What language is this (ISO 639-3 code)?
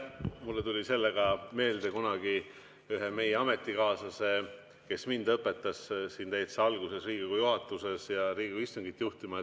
est